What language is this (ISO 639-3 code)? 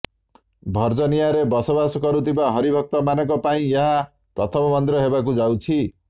ori